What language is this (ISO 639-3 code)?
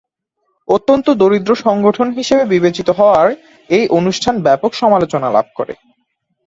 ben